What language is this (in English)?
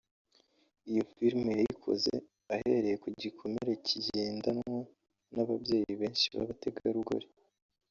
Kinyarwanda